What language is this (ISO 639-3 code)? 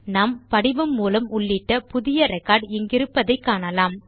tam